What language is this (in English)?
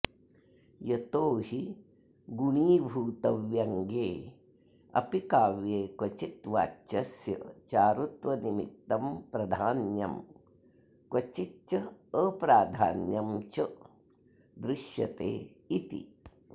Sanskrit